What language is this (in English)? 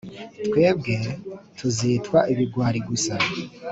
Kinyarwanda